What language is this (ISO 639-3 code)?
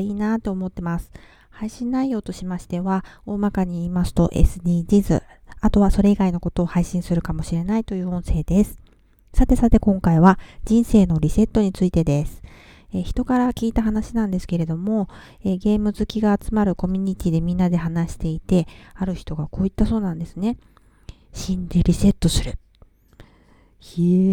jpn